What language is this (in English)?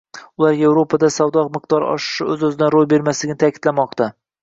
Uzbek